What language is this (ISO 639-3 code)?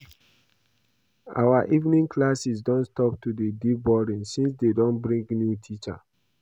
pcm